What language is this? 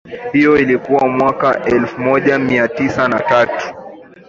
Swahili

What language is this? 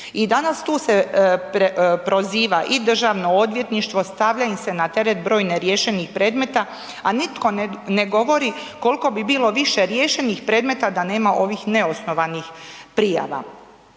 Croatian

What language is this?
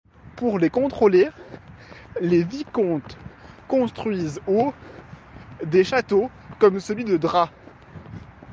French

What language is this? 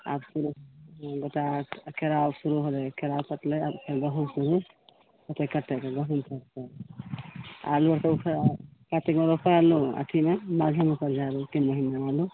Maithili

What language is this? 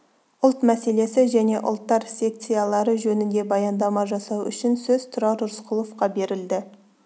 Kazakh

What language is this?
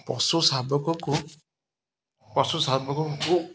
Odia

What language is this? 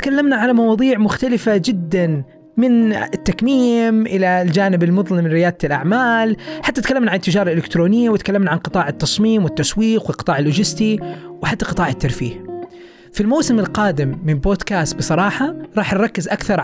Arabic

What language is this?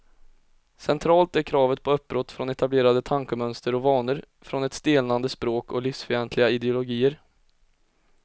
Swedish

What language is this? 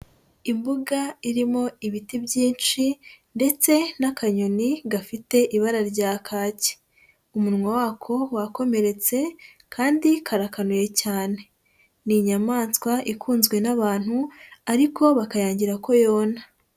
Kinyarwanda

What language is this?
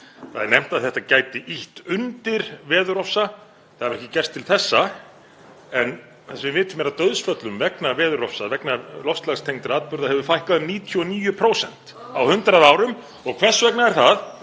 Icelandic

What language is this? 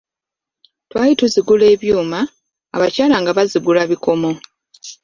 Ganda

